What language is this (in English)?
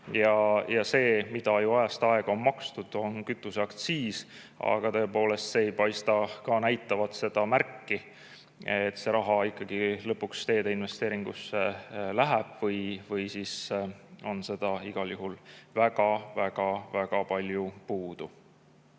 Estonian